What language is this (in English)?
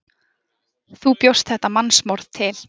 Icelandic